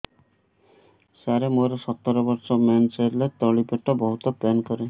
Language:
Odia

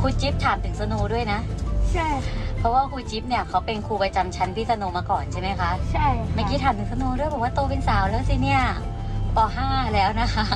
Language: Thai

